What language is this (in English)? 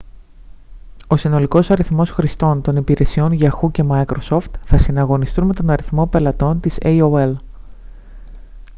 Greek